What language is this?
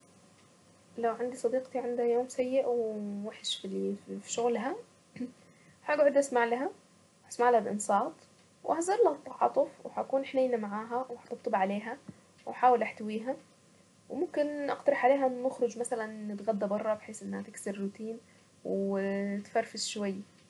Saidi Arabic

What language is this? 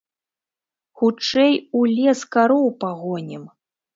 Belarusian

